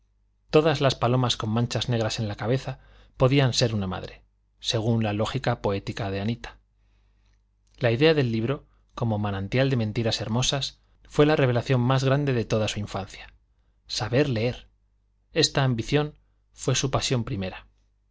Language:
Spanish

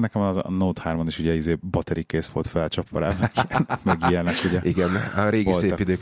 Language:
Hungarian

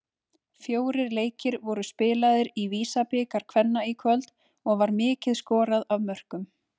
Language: Icelandic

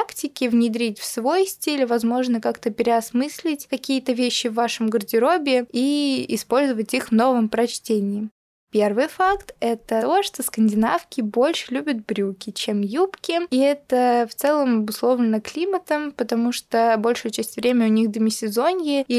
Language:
Russian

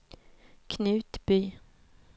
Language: Swedish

